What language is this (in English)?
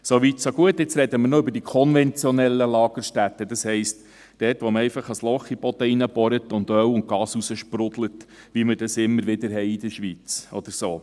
Swiss German